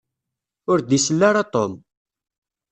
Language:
Kabyle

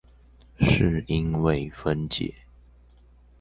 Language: Chinese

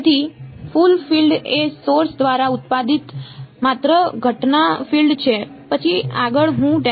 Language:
Gujarati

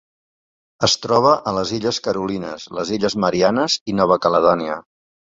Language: Catalan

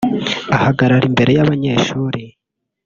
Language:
Kinyarwanda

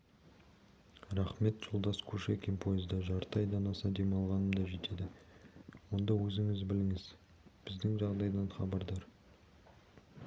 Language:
Kazakh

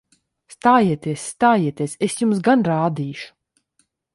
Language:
Latvian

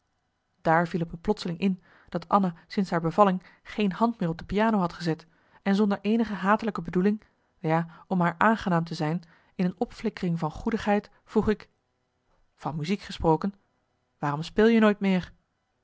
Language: Dutch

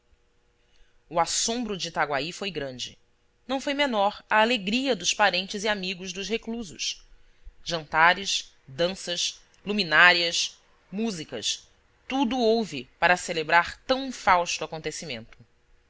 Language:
Portuguese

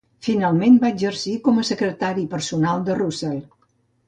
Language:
Catalan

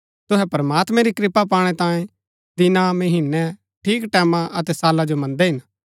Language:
Gaddi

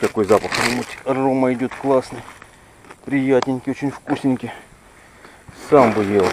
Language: Russian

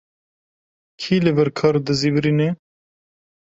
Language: Kurdish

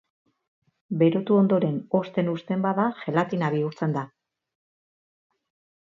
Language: Basque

